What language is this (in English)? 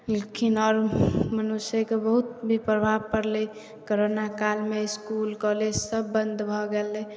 Maithili